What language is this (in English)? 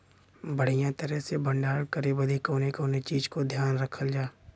Bhojpuri